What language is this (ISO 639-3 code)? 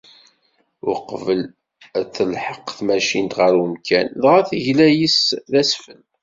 kab